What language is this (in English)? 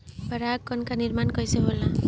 Bhojpuri